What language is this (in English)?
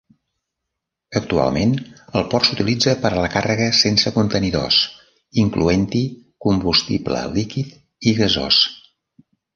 Catalan